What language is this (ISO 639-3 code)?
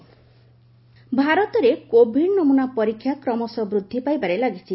ori